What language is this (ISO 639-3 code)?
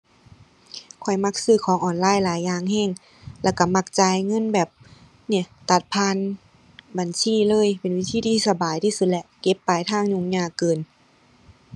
tha